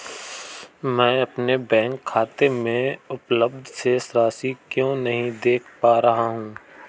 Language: Hindi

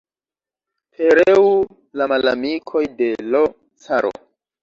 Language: Esperanto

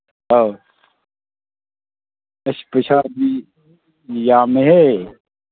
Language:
Manipuri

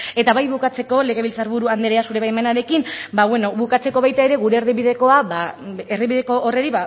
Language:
Basque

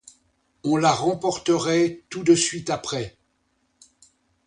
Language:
French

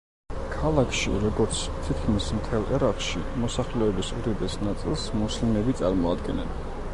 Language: Georgian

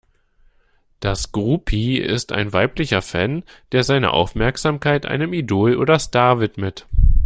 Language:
German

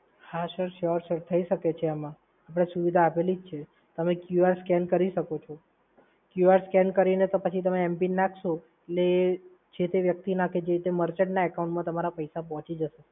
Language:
Gujarati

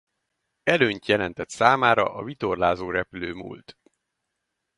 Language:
Hungarian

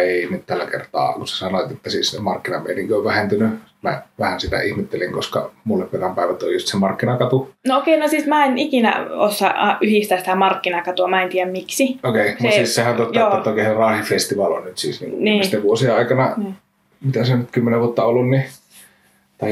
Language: Finnish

